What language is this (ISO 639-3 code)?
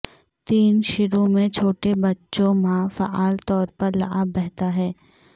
urd